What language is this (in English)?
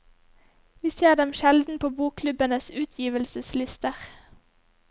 Norwegian